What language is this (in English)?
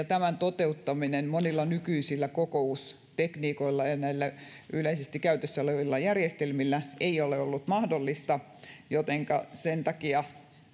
Finnish